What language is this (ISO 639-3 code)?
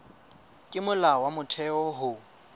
sot